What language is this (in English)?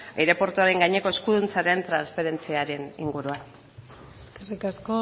Basque